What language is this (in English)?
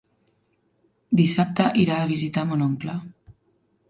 Catalan